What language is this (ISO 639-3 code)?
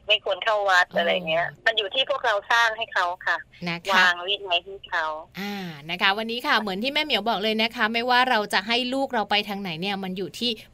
tha